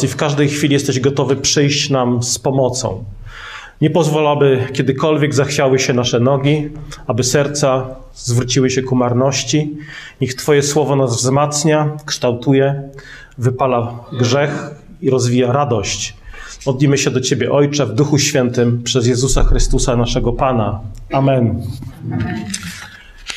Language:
Polish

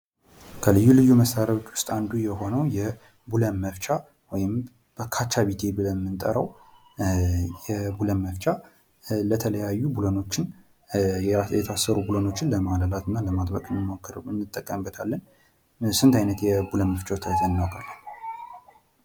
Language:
Amharic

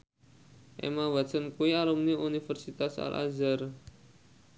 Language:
Javanese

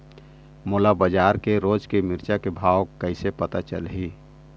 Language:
Chhattisgarhi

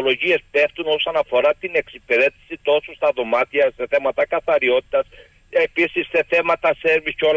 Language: Greek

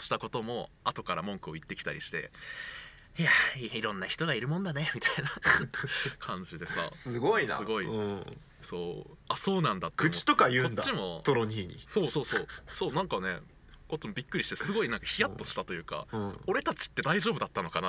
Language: Japanese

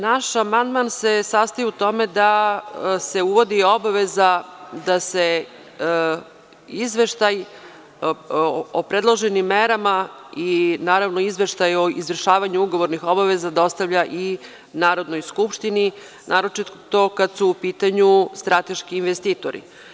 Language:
Serbian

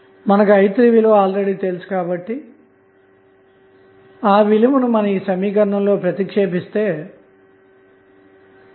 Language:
Telugu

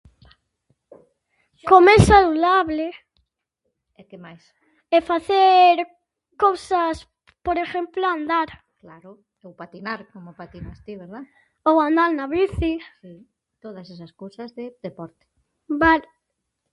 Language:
Galician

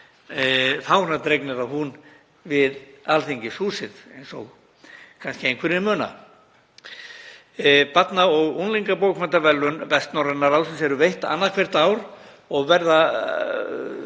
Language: Icelandic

